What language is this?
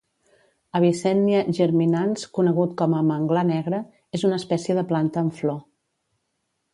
Catalan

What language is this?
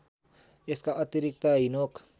Nepali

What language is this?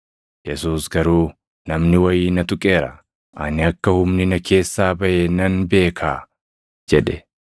Oromo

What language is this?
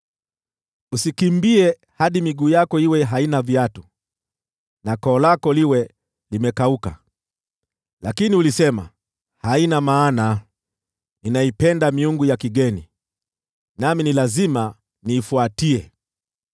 Swahili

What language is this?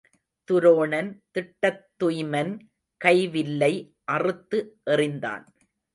Tamil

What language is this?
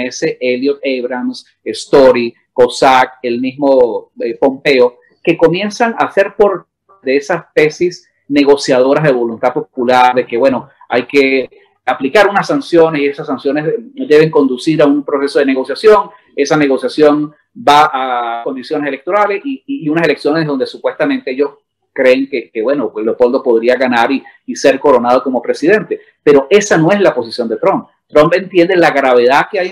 Spanish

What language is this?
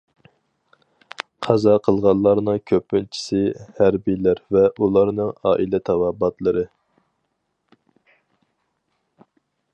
Uyghur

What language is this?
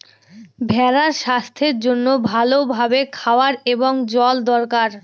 Bangla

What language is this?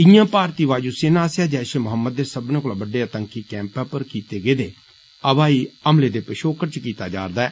Dogri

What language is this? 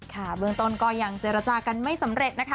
Thai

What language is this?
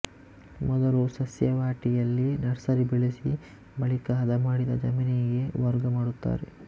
Kannada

